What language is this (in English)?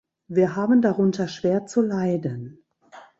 German